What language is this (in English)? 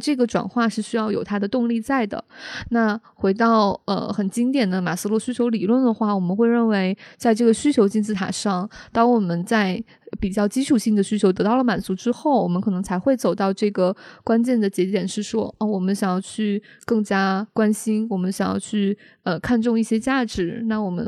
Chinese